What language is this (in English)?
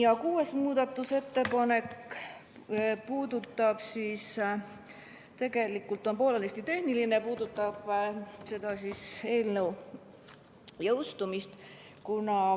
Estonian